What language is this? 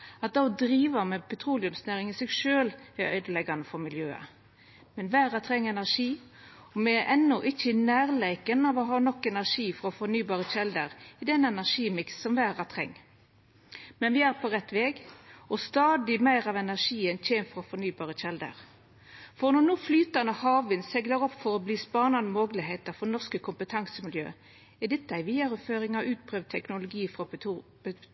Norwegian Nynorsk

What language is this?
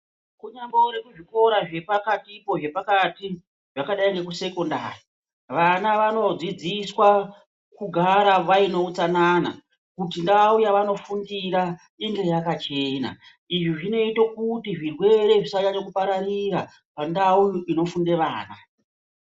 Ndau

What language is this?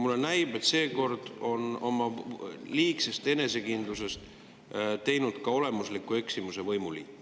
Estonian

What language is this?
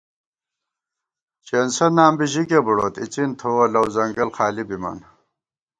Gawar-Bati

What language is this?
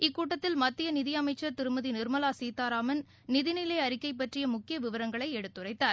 Tamil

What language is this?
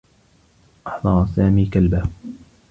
Arabic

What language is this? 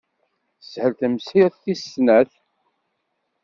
Kabyle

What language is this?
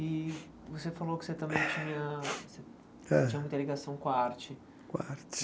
Portuguese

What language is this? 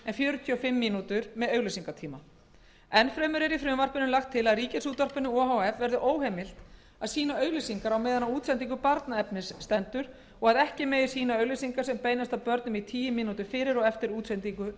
Icelandic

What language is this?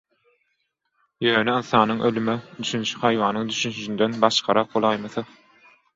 Turkmen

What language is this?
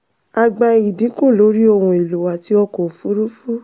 Yoruba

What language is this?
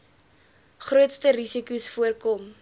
Afrikaans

